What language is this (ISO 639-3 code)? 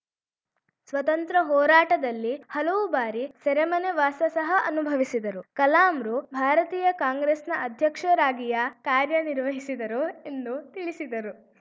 kan